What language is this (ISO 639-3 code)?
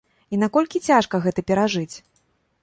bel